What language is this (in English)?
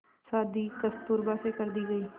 Hindi